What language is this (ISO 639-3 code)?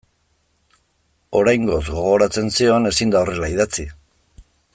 eus